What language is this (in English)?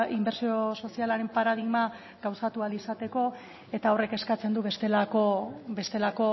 Basque